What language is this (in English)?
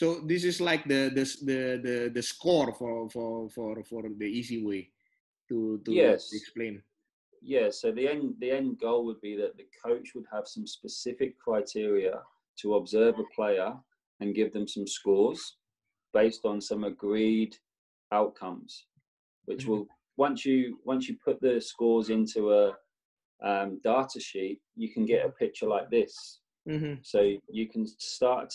English